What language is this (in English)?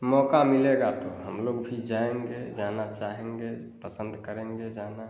Hindi